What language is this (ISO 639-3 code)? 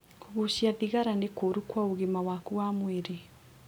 kik